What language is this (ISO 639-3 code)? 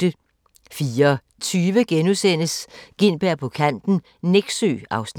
dan